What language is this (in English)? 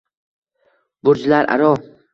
Uzbek